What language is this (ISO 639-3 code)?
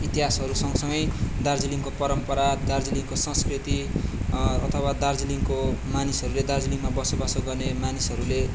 nep